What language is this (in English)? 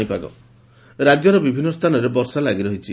Odia